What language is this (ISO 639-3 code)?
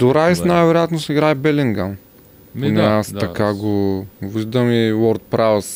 bul